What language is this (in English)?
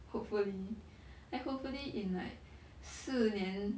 English